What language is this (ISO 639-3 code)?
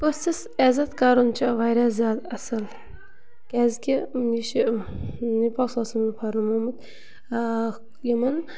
kas